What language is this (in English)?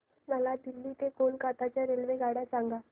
Marathi